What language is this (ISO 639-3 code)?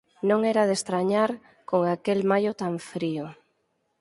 glg